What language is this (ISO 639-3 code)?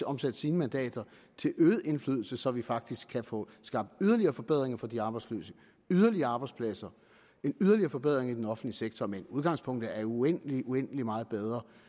dan